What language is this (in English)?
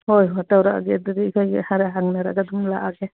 Manipuri